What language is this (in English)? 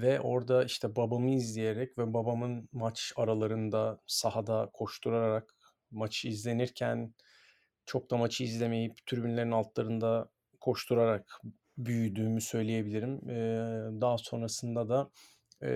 Turkish